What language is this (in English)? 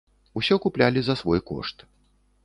Belarusian